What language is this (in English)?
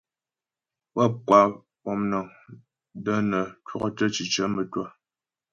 Ghomala